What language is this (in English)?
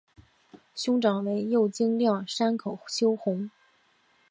Chinese